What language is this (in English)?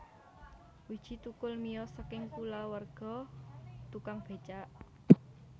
Javanese